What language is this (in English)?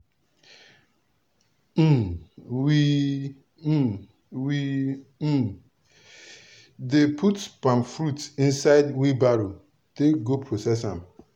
Nigerian Pidgin